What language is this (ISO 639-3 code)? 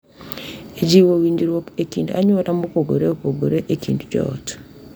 luo